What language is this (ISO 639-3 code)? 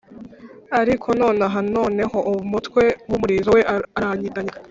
kin